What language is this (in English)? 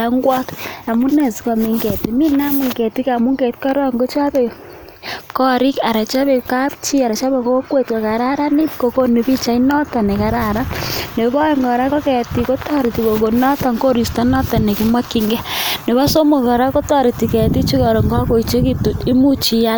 Kalenjin